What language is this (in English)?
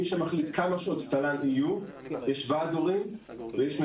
Hebrew